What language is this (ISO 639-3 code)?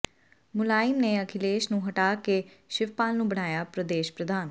pan